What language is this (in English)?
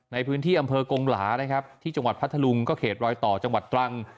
Thai